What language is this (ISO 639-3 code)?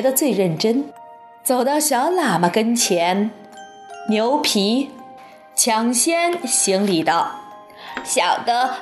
zho